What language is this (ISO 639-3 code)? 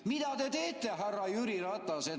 est